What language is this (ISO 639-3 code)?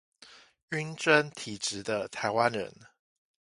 zho